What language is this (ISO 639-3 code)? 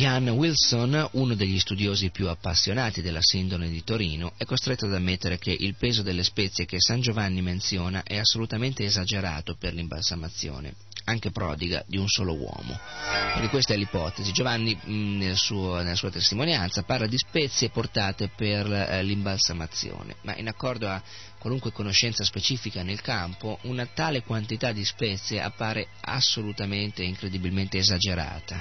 ita